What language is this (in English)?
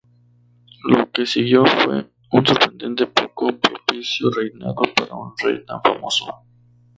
Spanish